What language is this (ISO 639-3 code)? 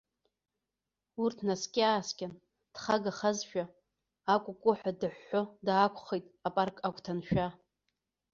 abk